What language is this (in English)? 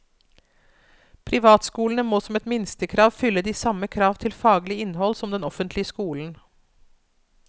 Norwegian